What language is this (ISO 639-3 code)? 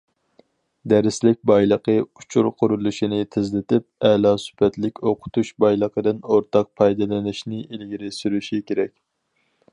uig